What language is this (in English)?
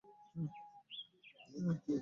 Ganda